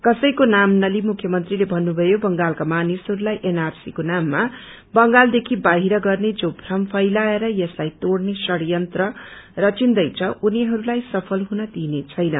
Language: Nepali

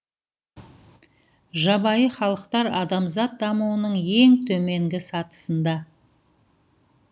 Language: Kazakh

